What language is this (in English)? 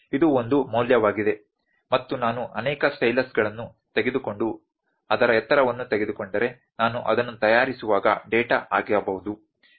Kannada